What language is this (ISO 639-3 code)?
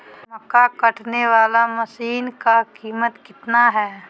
mag